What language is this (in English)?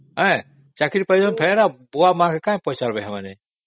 Odia